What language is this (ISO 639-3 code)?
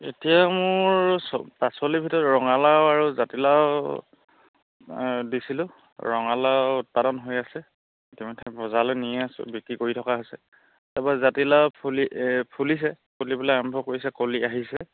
asm